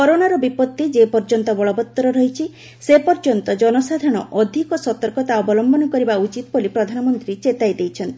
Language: Odia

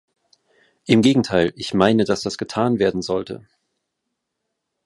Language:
German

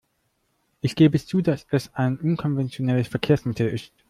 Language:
German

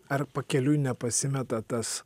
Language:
Lithuanian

